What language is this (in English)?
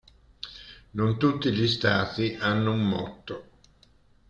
Italian